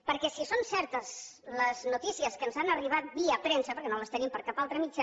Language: Catalan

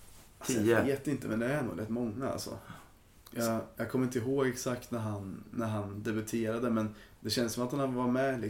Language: Swedish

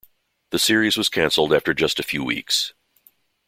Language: English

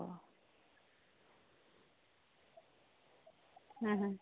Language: Santali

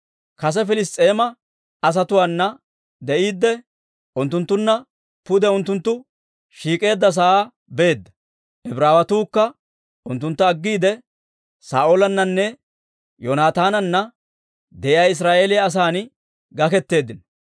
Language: Dawro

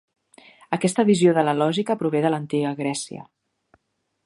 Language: Catalan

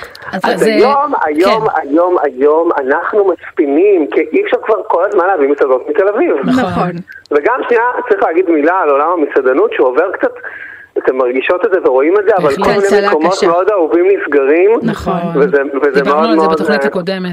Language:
Hebrew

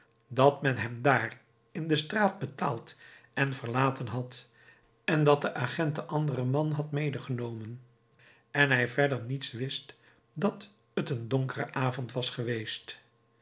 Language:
Dutch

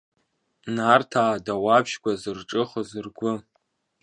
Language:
Abkhazian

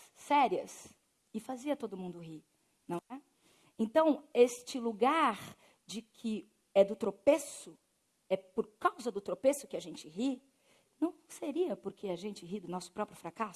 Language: Portuguese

